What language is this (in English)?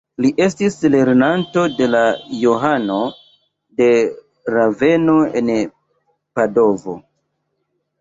Esperanto